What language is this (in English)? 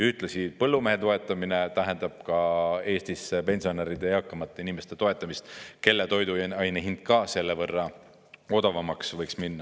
Estonian